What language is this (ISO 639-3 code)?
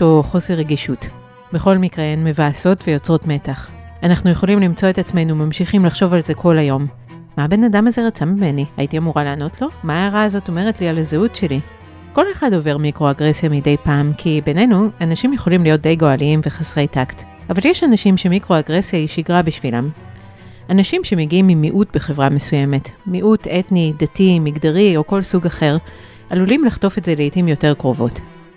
heb